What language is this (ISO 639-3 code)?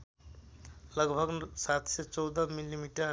nep